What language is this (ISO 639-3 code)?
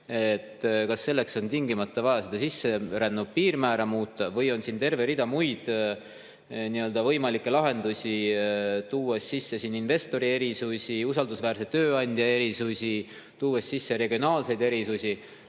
est